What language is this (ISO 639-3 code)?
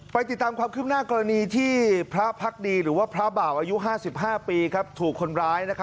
tha